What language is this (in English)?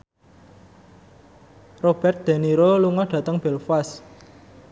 Javanese